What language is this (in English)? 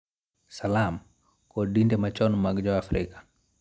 Luo (Kenya and Tanzania)